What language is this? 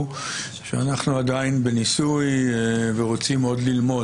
Hebrew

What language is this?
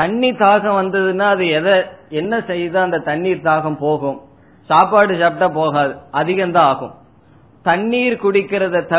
Tamil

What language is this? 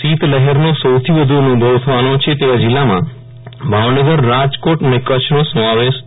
Gujarati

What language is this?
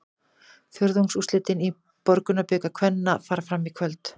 Icelandic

